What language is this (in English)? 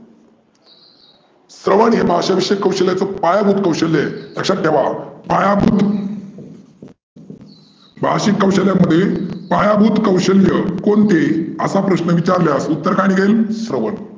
Marathi